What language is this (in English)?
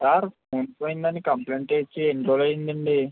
Telugu